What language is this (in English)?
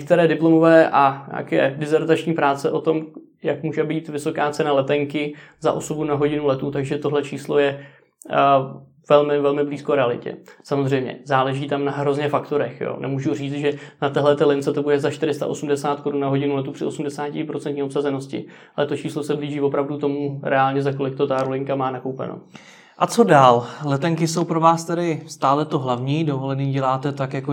Czech